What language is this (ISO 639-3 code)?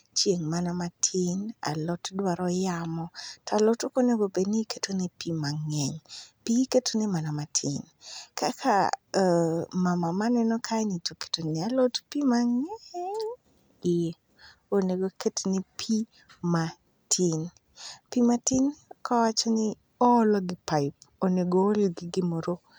luo